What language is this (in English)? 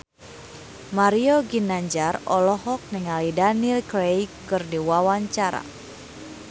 Sundanese